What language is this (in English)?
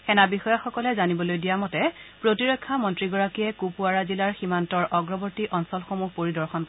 Assamese